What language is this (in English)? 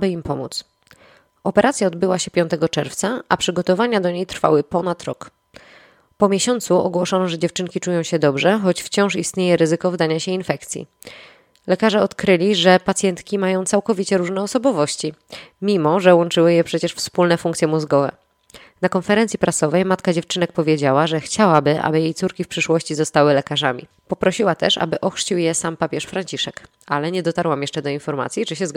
Polish